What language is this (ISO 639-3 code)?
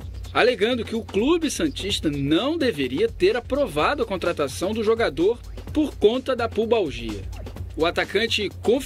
por